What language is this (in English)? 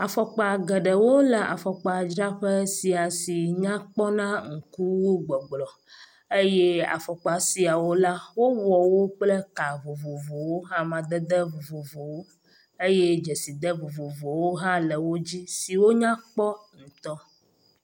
Ewe